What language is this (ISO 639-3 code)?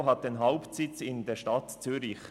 gsw